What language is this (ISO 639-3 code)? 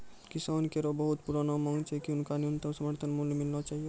mai